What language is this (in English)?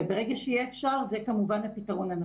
Hebrew